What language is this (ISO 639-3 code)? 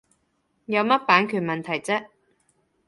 yue